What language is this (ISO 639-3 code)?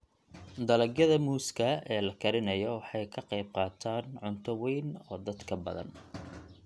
som